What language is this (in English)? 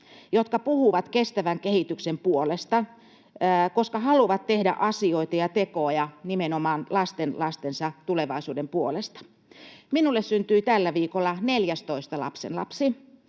Finnish